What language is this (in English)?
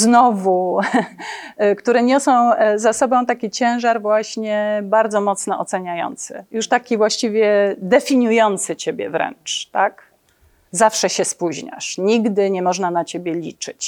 Polish